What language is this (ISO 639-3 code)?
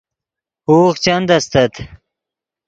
ydg